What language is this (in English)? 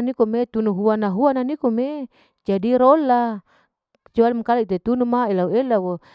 Larike-Wakasihu